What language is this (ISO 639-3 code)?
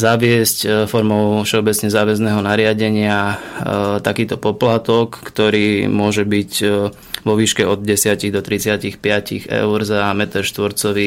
slk